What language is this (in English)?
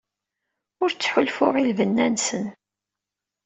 Kabyle